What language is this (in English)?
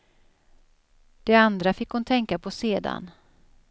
Swedish